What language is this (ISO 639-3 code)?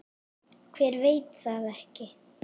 isl